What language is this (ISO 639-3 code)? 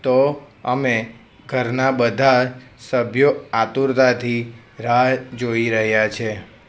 guj